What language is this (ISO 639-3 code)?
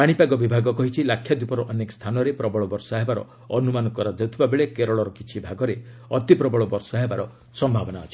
ori